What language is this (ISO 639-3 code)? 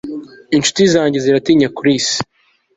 kin